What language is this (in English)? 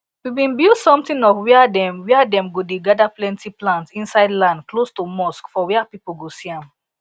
Nigerian Pidgin